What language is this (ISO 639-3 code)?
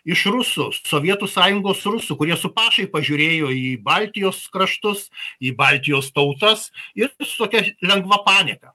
lit